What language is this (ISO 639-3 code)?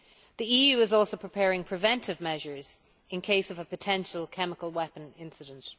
eng